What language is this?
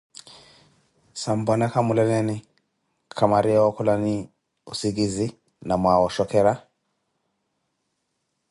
Koti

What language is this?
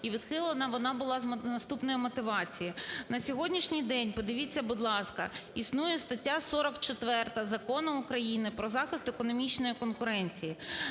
Ukrainian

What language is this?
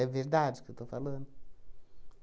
Portuguese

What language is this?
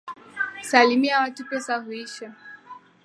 Swahili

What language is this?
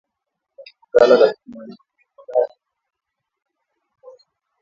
Swahili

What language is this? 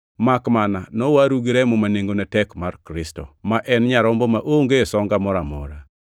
Luo (Kenya and Tanzania)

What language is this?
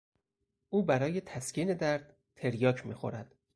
Persian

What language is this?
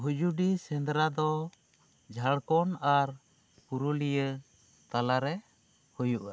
Santali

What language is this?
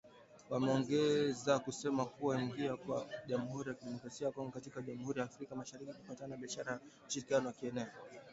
Swahili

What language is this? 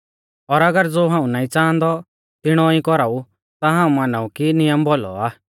Mahasu Pahari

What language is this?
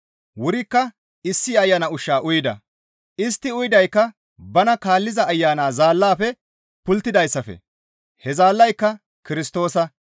Gamo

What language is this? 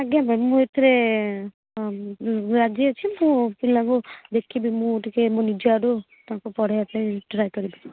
Odia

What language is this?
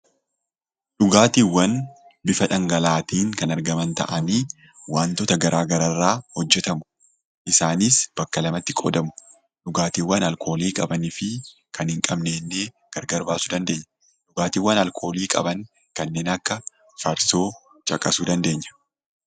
Oromo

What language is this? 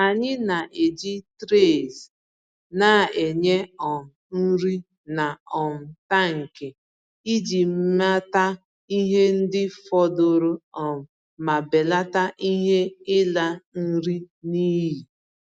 Igbo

